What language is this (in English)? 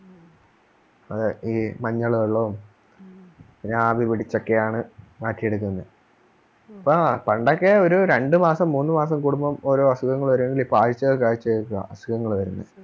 Malayalam